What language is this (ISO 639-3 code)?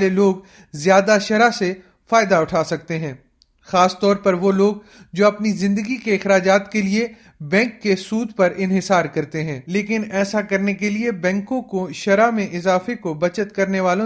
urd